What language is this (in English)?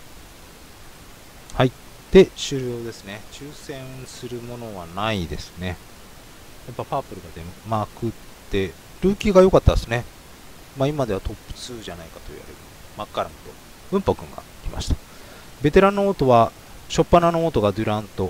Japanese